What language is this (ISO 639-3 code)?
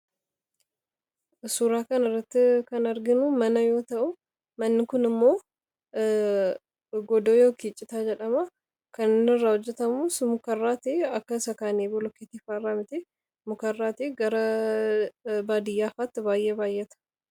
orm